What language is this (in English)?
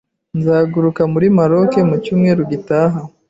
Kinyarwanda